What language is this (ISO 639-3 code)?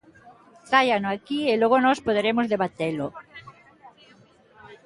glg